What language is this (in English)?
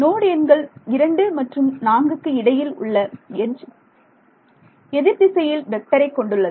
Tamil